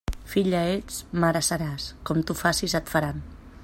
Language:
Catalan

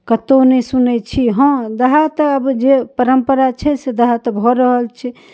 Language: Maithili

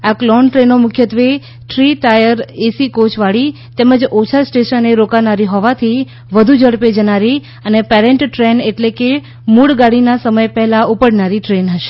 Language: Gujarati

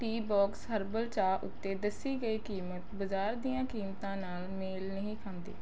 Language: Punjabi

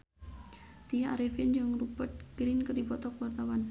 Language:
Sundanese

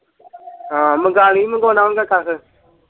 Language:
Punjabi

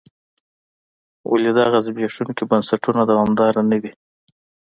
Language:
Pashto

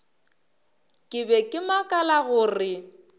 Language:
Northern Sotho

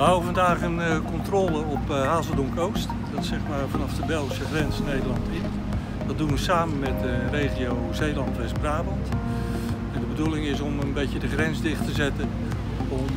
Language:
Dutch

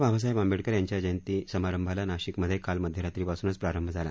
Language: Marathi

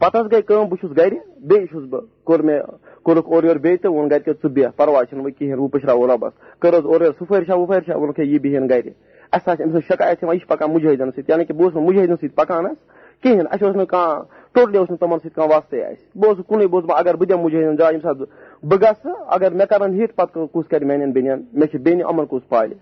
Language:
Urdu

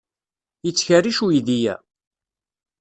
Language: Kabyle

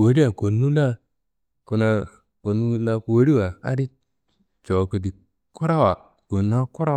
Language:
Kanembu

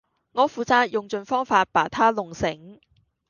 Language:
Cantonese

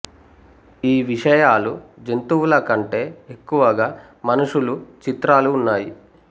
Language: Telugu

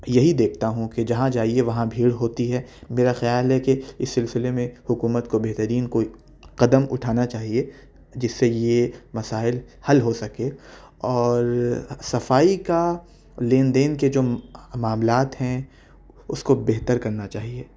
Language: Urdu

